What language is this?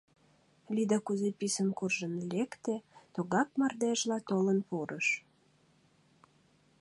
Mari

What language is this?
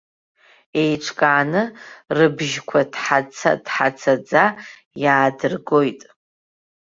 Abkhazian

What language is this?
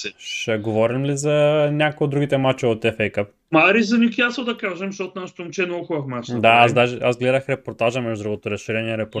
Bulgarian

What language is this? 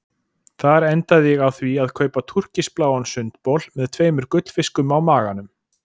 Icelandic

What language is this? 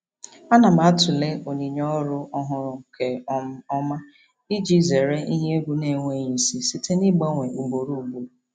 Igbo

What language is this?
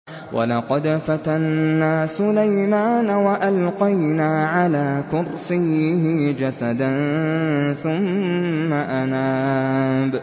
Arabic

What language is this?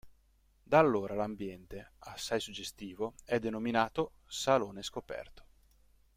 Italian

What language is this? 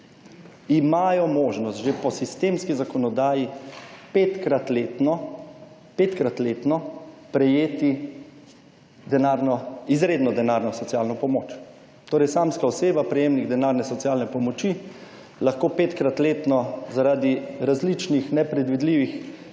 Slovenian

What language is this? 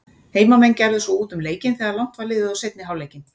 Icelandic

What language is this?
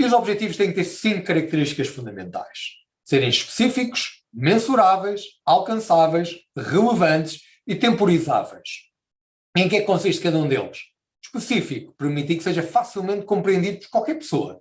Portuguese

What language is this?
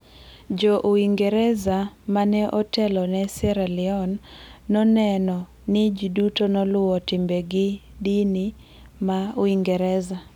Luo (Kenya and Tanzania)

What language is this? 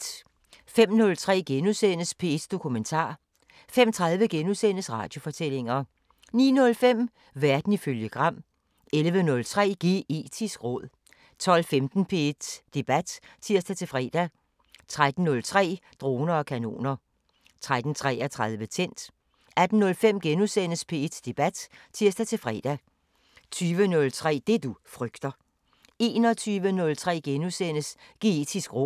Danish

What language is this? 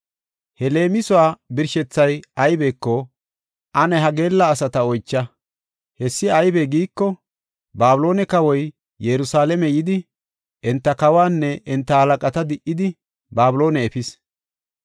Gofa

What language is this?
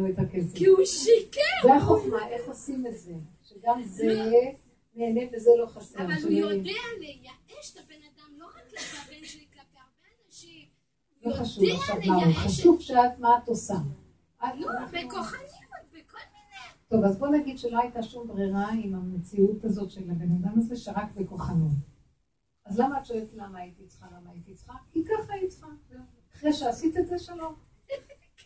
Hebrew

